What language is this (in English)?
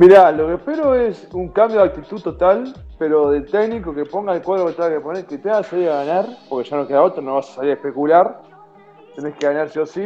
Spanish